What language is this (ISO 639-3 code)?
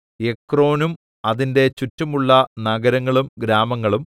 mal